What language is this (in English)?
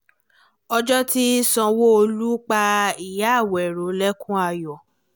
Yoruba